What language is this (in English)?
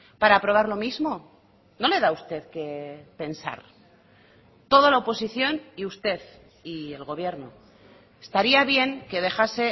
Spanish